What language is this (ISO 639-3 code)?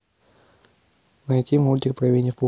rus